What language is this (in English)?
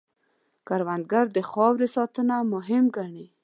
Pashto